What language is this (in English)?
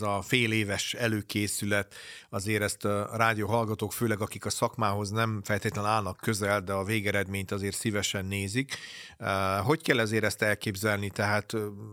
Hungarian